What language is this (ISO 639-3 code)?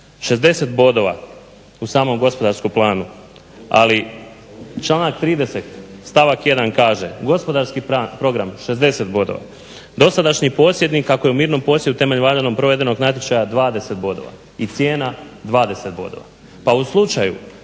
hrv